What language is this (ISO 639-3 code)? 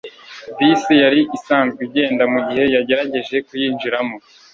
kin